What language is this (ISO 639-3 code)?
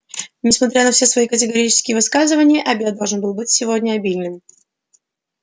rus